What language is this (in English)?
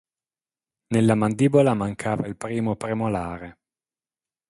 Italian